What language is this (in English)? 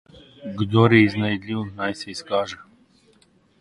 Slovenian